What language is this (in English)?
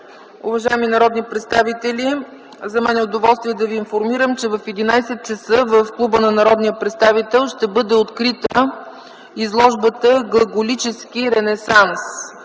Bulgarian